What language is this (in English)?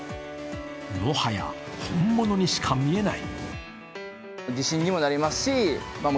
Japanese